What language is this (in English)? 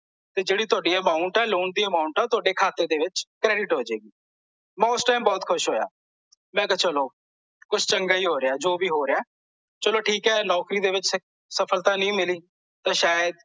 Punjabi